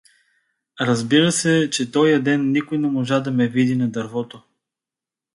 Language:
Bulgarian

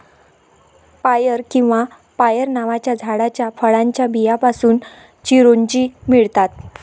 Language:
Marathi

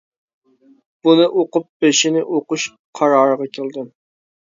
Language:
Uyghur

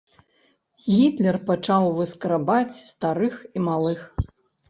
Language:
Belarusian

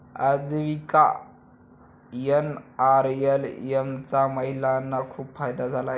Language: Marathi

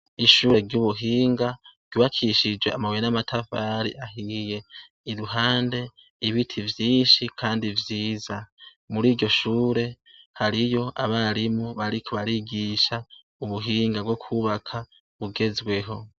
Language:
Rundi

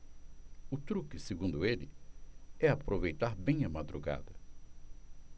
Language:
Portuguese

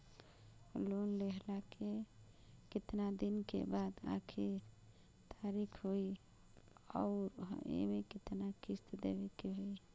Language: Bhojpuri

